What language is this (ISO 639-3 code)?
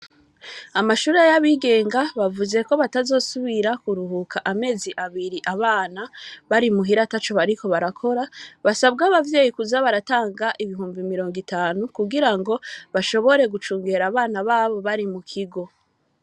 run